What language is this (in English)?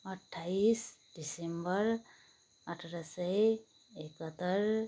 Nepali